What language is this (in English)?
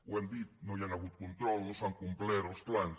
Catalan